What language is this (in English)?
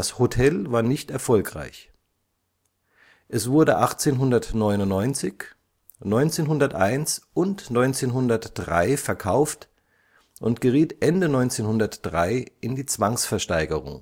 German